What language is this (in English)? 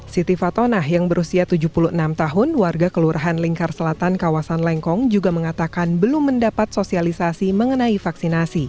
Indonesian